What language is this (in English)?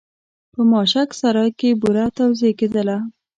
Pashto